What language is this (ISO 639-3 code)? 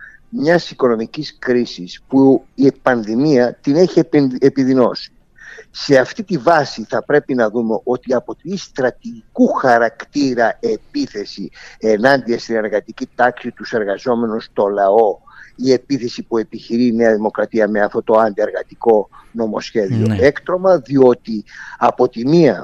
ell